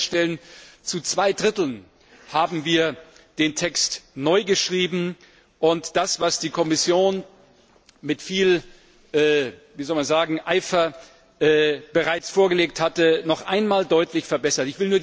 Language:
German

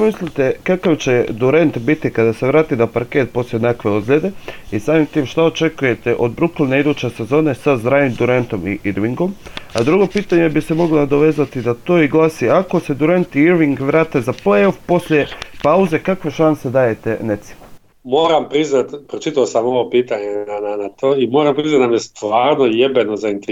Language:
Croatian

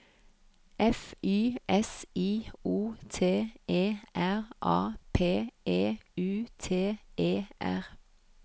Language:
Norwegian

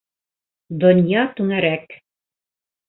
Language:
Bashkir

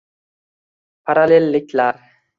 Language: Uzbek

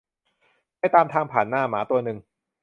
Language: Thai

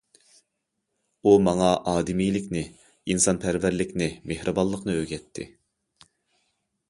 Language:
Uyghur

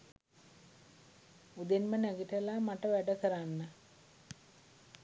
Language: Sinhala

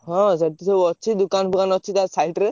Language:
Odia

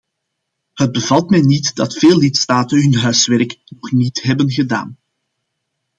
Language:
Dutch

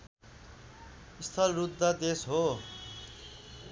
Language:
Nepali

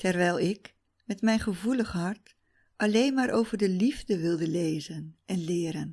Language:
Dutch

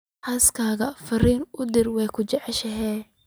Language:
Somali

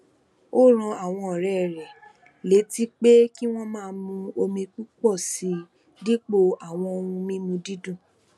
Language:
Yoruba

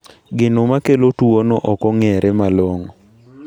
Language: Luo (Kenya and Tanzania)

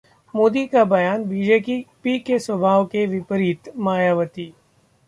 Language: Hindi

